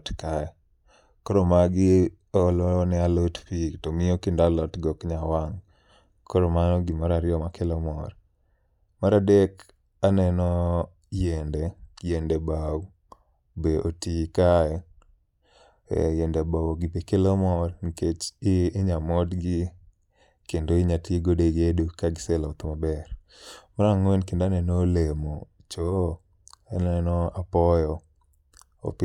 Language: Luo (Kenya and Tanzania)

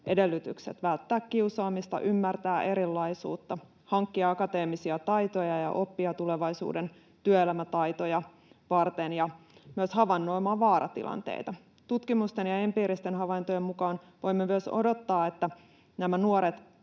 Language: Finnish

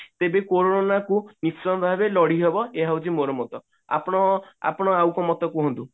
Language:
Odia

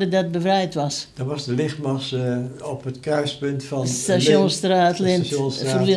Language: Dutch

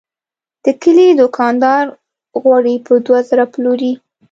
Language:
Pashto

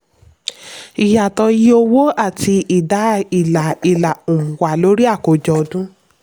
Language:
Yoruba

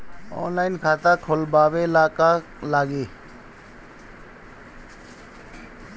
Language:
Bhojpuri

